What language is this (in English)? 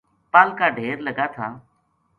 Gujari